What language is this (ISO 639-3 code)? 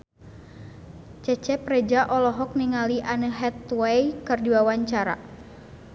sun